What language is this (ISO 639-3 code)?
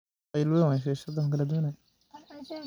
som